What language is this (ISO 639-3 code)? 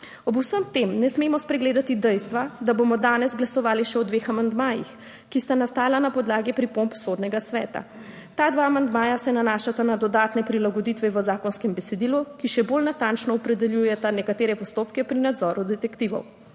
slv